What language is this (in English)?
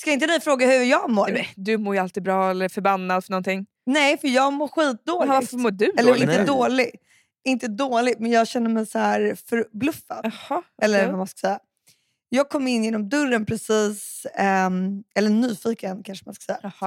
Swedish